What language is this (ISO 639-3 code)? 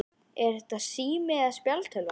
isl